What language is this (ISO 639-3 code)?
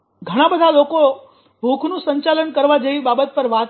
guj